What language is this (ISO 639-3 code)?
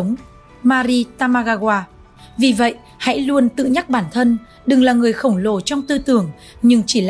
vie